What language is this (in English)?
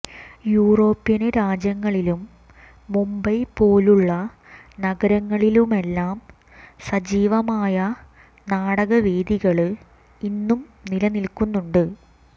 Malayalam